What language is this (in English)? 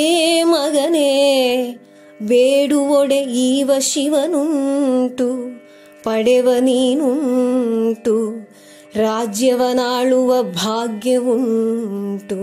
Kannada